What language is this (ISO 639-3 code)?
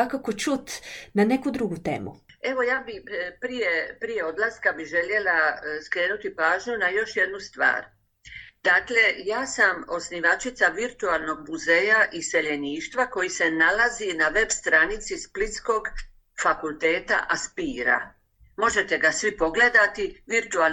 hrv